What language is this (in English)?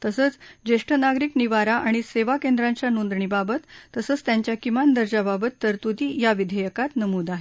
Marathi